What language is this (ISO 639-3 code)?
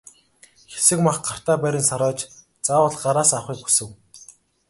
mon